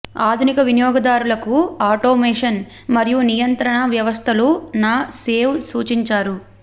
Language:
Telugu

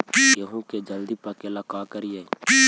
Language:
Magahi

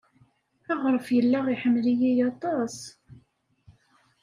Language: Kabyle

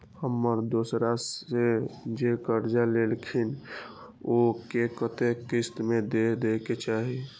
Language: Maithili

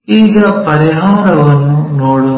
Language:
Kannada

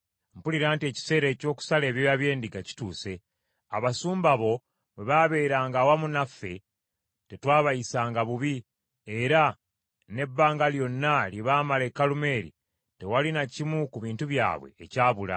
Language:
Ganda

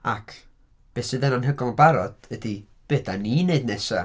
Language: Welsh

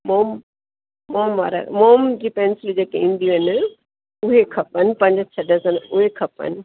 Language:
Sindhi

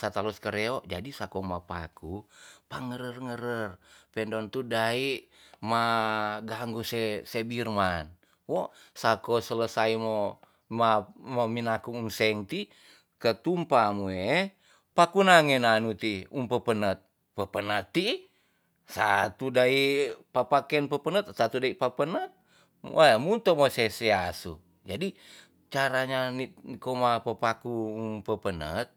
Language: Tonsea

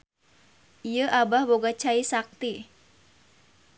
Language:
Sundanese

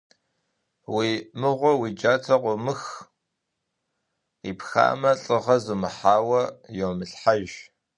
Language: Kabardian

